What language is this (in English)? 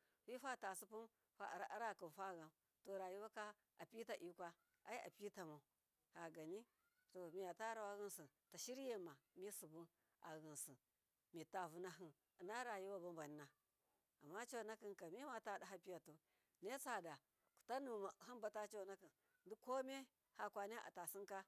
Miya